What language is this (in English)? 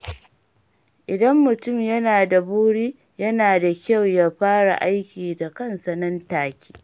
Hausa